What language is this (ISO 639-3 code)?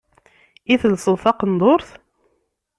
kab